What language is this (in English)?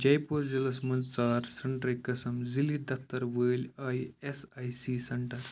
Kashmiri